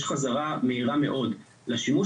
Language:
Hebrew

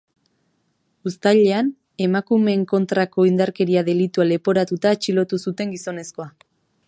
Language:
Basque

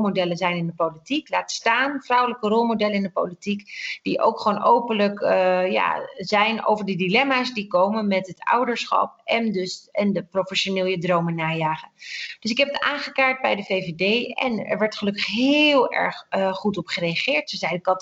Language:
Dutch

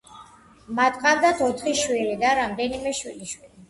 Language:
Georgian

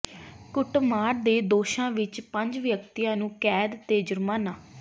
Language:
Punjabi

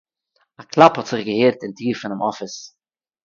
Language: Yiddish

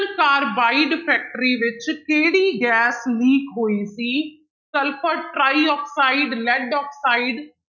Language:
Punjabi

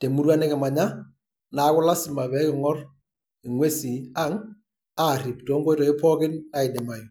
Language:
Masai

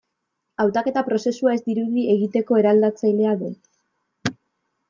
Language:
Basque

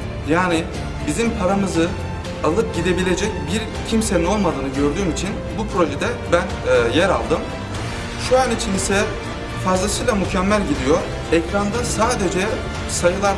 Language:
Turkish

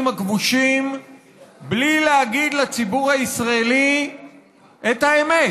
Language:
Hebrew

